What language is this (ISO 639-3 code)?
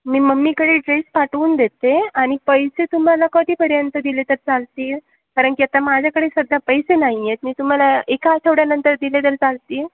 mar